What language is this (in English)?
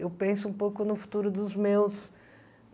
Portuguese